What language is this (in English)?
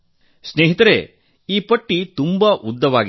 Kannada